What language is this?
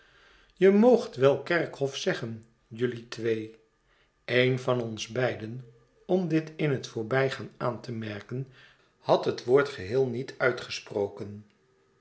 Dutch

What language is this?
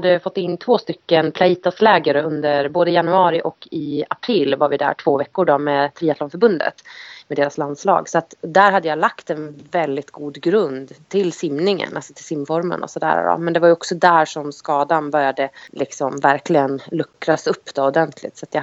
Swedish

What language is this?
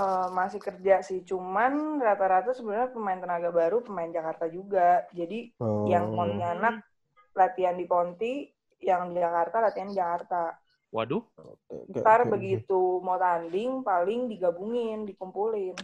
Indonesian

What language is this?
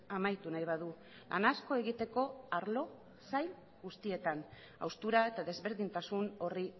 Basque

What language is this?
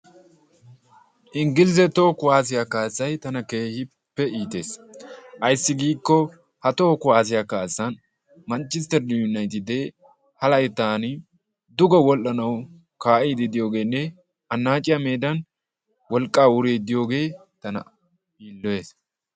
Wolaytta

